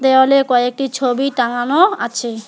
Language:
Bangla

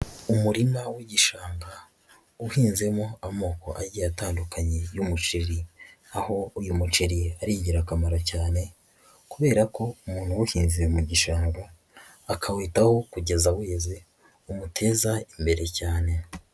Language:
Kinyarwanda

